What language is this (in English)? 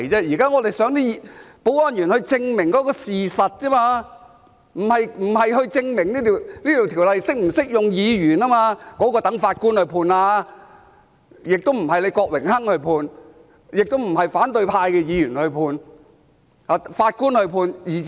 Cantonese